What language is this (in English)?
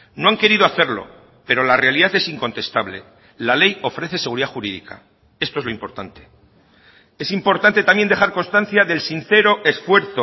Spanish